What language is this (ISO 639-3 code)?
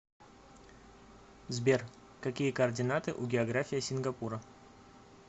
rus